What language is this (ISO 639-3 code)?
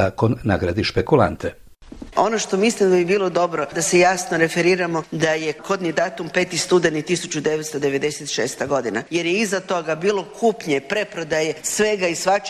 hrv